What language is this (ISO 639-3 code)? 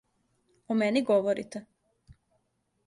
srp